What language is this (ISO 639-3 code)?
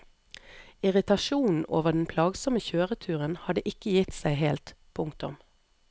nor